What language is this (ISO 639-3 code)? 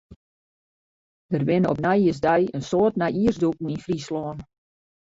fry